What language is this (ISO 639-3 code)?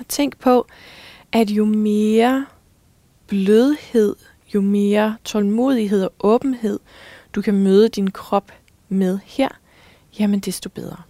dan